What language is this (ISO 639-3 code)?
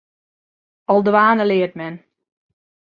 fry